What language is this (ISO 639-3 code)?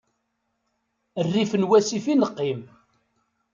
kab